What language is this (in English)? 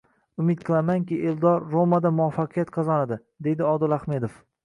Uzbek